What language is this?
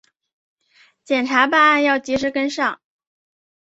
Chinese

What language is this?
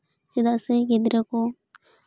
Santali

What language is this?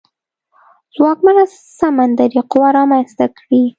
Pashto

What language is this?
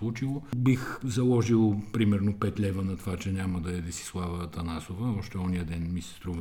Bulgarian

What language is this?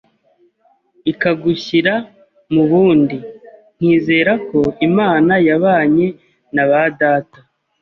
Kinyarwanda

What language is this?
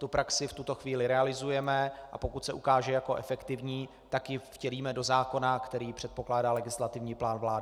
Czech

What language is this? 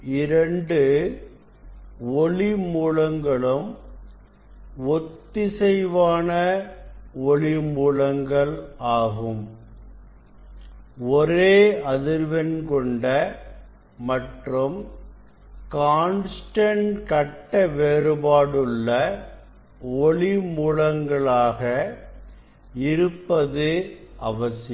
Tamil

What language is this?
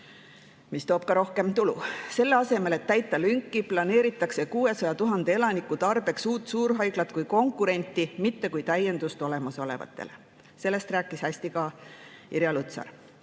Estonian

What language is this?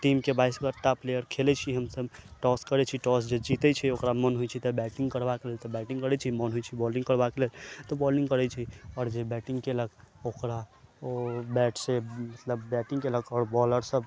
Maithili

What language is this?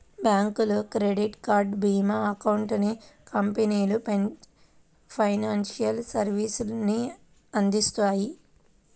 Telugu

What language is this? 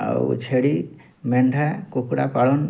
Odia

